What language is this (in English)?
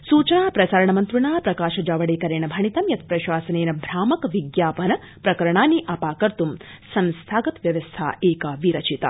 Sanskrit